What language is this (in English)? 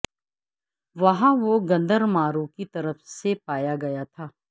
Urdu